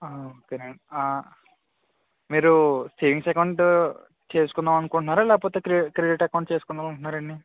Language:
Telugu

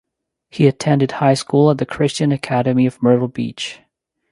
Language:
English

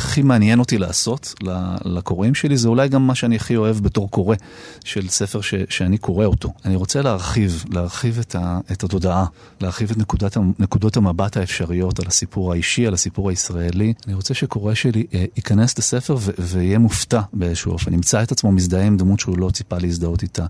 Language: Hebrew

